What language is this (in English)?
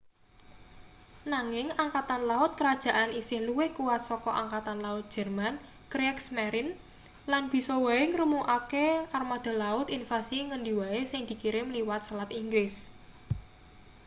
Javanese